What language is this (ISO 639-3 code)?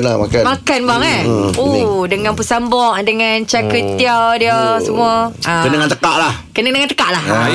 msa